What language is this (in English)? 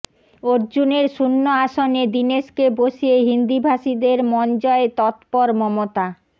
Bangla